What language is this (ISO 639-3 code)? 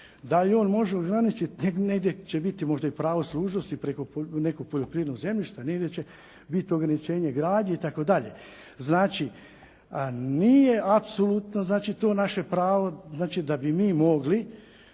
hrv